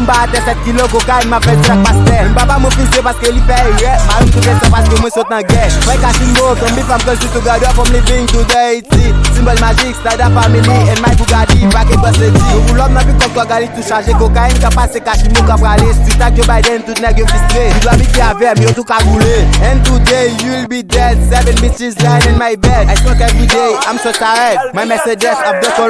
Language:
French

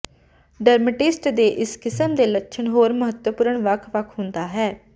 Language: Punjabi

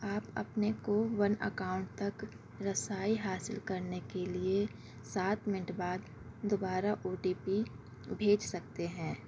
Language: Urdu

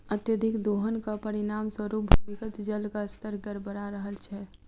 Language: Maithili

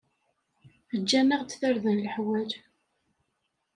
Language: Kabyle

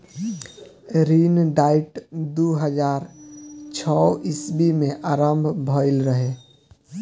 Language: Bhojpuri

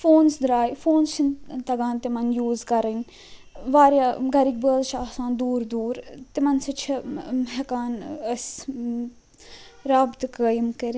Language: Kashmiri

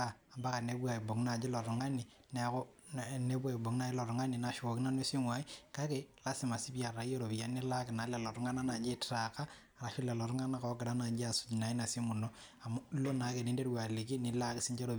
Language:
Masai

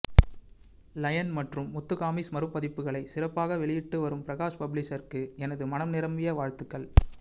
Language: Tamil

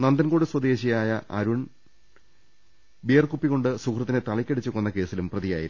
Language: Malayalam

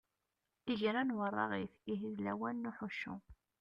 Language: Kabyle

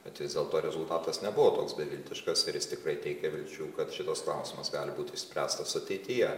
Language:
Lithuanian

